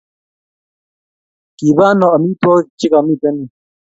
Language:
Kalenjin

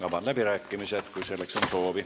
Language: Estonian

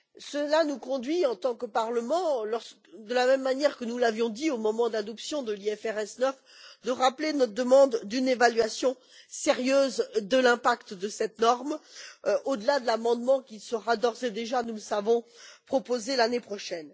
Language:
French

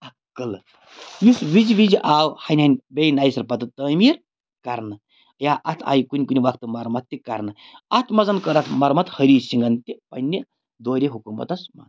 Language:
Kashmiri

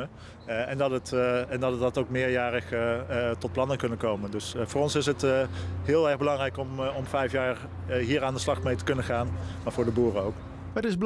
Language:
Dutch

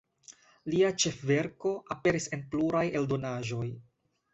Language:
Esperanto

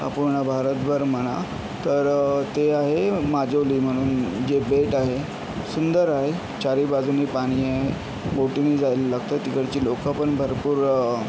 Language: Marathi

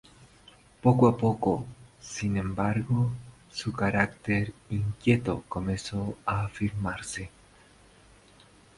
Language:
Spanish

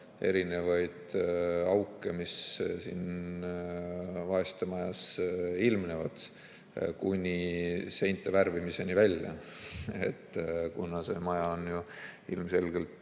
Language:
Estonian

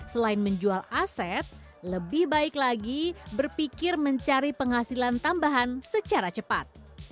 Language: Indonesian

